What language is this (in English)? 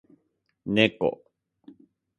Japanese